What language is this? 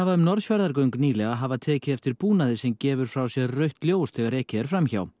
Icelandic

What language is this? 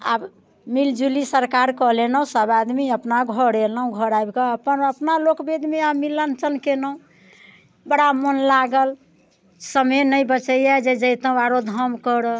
Maithili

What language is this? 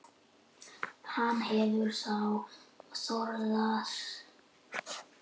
Icelandic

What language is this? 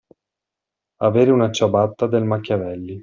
Italian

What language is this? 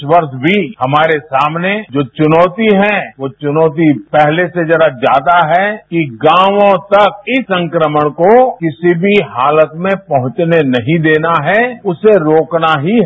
Hindi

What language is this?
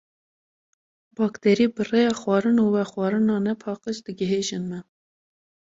Kurdish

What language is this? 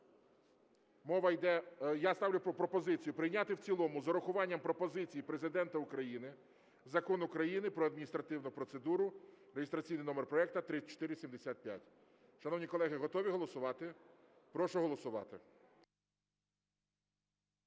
Ukrainian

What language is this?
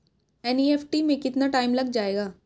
Hindi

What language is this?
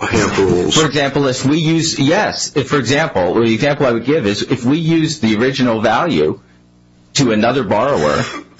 English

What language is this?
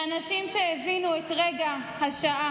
Hebrew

